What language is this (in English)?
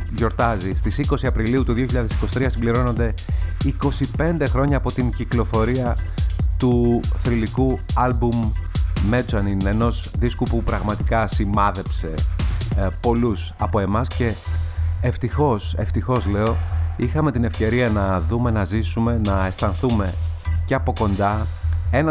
Greek